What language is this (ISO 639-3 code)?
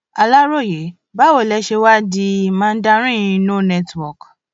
yor